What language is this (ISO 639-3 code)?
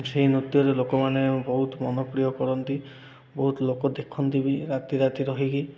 ori